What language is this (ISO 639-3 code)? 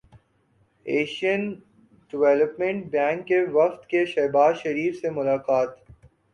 urd